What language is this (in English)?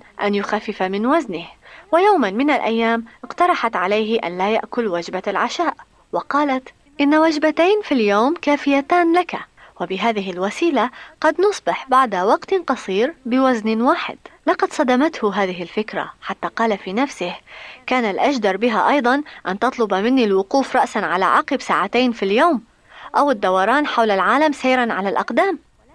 Arabic